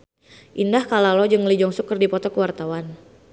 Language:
Sundanese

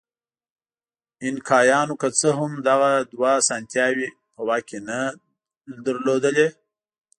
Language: Pashto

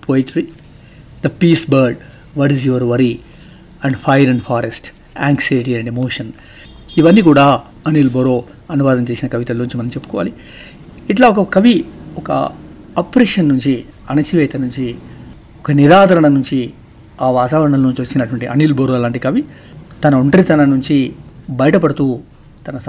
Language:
Telugu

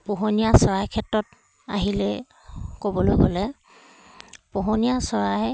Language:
Assamese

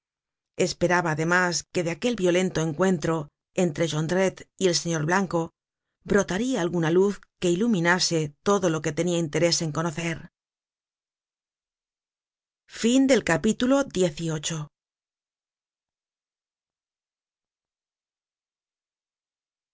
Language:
Spanish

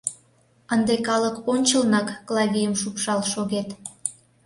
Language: Mari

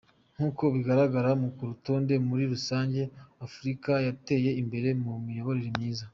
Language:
Kinyarwanda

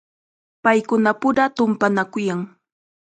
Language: Chiquián Ancash Quechua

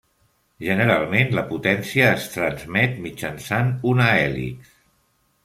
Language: Catalan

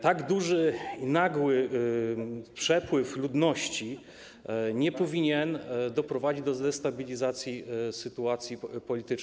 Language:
Polish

